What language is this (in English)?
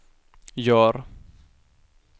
Swedish